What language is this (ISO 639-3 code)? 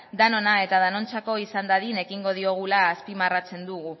eus